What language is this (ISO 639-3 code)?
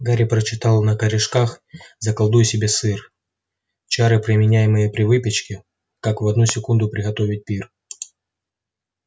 rus